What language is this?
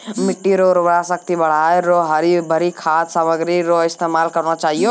Maithili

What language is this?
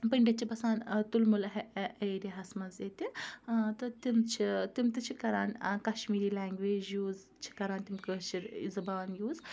Kashmiri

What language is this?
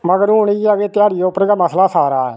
Dogri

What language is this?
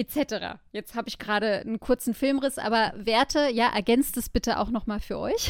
German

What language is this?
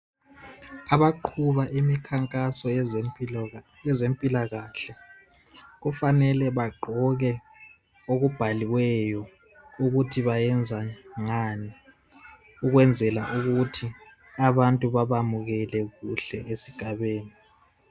North Ndebele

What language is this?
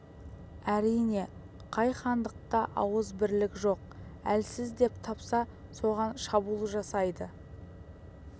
Kazakh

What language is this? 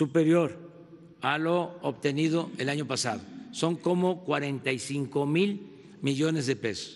Spanish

